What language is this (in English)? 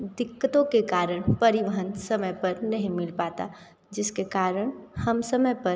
Hindi